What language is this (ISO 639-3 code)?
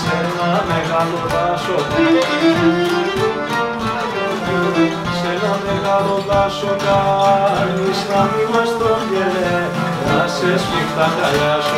ron